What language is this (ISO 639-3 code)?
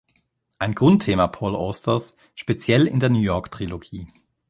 deu